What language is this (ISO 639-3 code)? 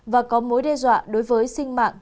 vie